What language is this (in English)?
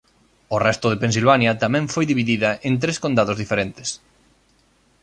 Galician